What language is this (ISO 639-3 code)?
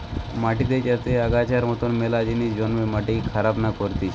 ben